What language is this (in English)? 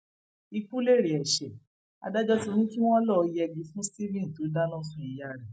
Yoruba